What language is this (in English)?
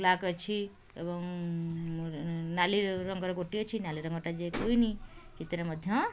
Odia